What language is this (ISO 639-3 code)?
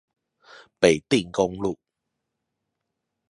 zho